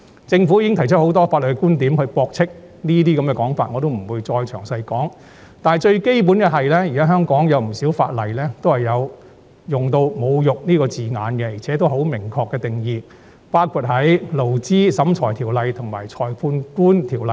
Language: Cantonese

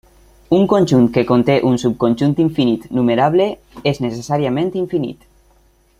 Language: Catalan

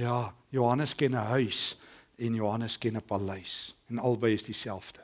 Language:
Dutch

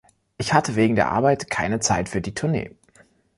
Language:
German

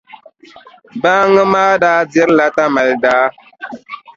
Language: Dagbani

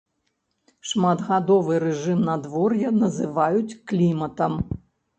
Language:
Belarusian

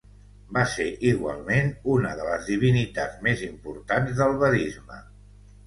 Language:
Catalan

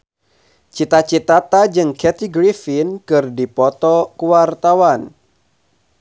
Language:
Sundanese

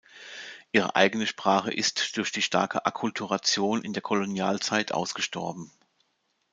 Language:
German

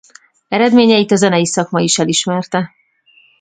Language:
Hungarian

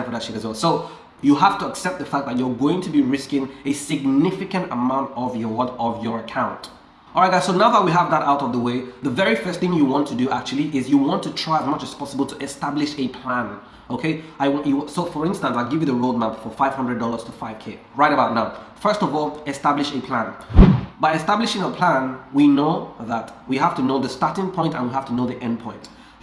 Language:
English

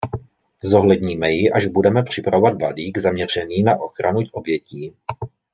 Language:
Czech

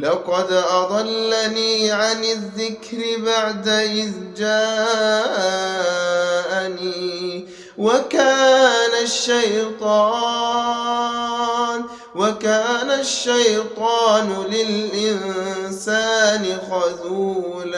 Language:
Arabic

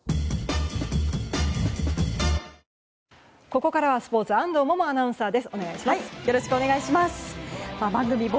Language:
Japanese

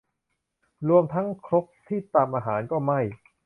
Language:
Thai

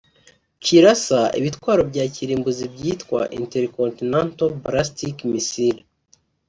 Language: Kinyarwanda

